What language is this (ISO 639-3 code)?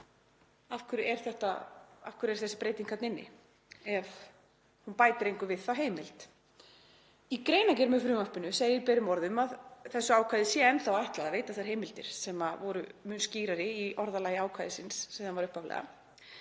isl